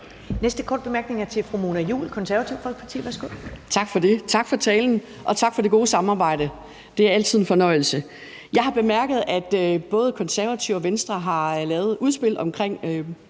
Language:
Danish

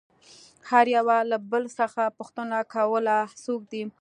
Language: Pashto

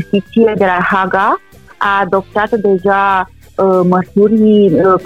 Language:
Romanian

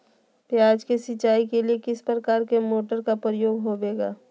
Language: Magahi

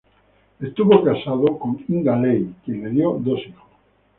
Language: Spanish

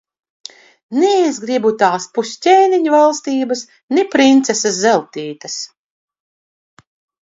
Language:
Latvian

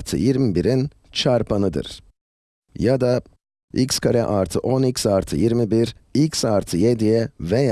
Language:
Turkish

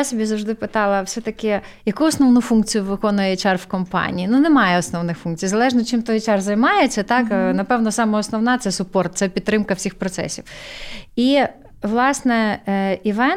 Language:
Ukrainian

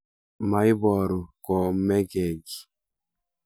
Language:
Kalenjin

